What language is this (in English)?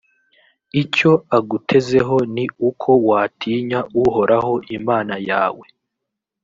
Kinyarwanda